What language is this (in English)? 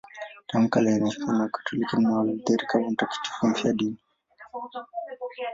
Swahili